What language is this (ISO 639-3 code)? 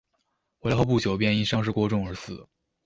zho